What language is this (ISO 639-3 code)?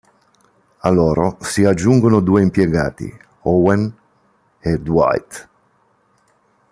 ita